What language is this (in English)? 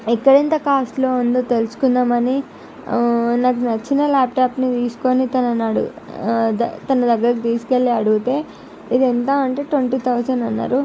Telugu